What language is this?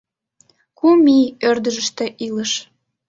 Mari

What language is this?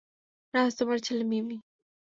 Bangla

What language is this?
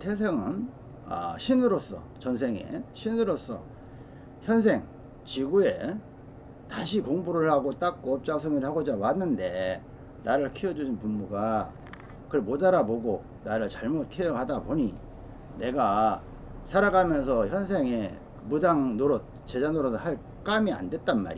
Korean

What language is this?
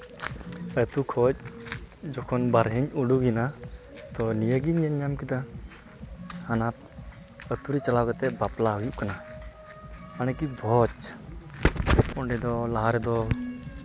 Santali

